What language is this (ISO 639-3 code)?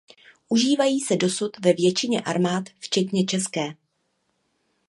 ces